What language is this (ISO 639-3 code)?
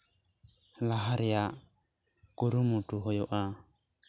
sat